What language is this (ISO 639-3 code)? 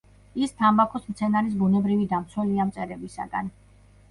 kat